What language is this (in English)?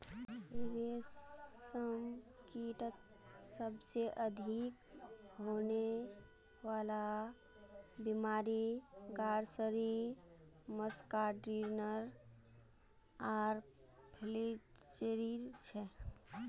Magahi